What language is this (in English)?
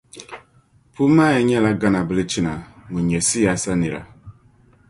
Dagbani